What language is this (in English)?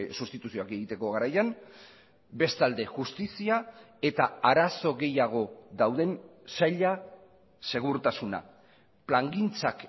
Basque